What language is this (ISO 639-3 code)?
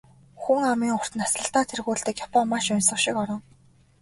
mon